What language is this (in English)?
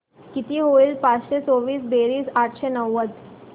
Marathi